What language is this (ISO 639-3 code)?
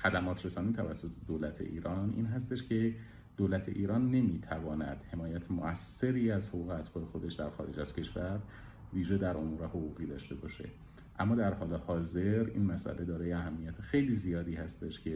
fas